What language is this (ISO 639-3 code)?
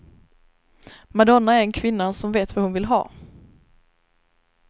swe